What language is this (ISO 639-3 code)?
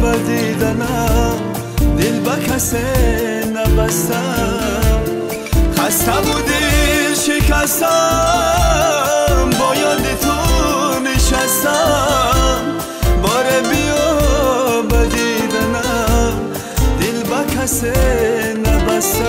fas